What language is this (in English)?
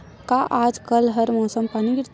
Chhattisgarhi